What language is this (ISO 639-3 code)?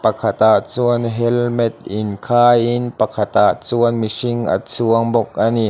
lus